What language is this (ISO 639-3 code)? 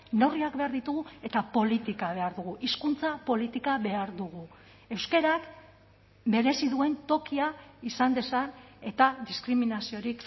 eus